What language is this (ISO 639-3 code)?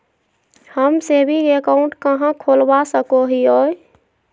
mag